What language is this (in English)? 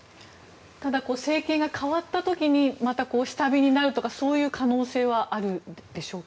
Japanese